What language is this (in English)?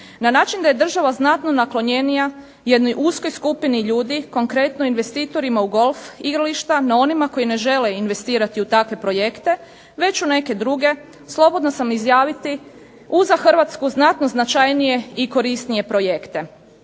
Croatian